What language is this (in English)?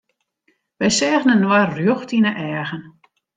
Western Frisian